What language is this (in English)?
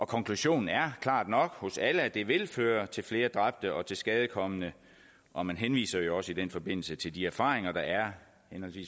Danish